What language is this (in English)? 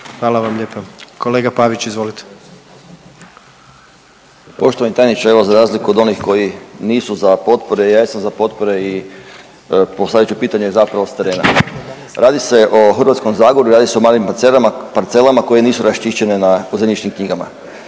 Croatian